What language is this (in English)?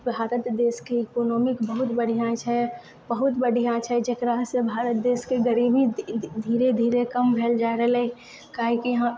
Maithili